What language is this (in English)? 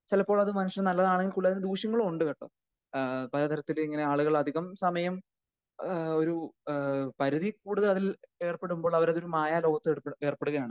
Malayalam